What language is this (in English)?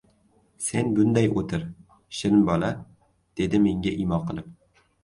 Uzbek